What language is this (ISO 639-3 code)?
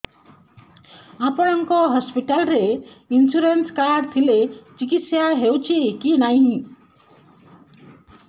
ori